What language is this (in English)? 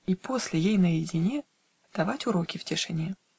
Russian